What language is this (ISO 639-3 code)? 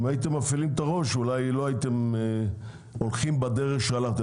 heb